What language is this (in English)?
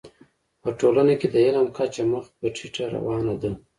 Pashto